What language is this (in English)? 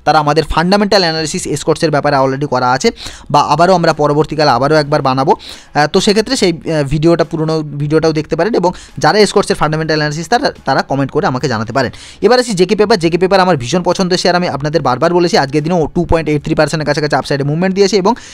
Hindi